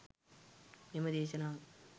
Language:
Sinhala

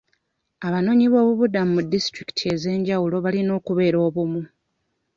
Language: Ganda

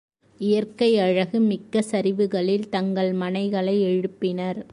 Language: Tamil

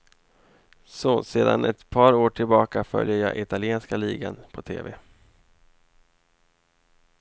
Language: Swedish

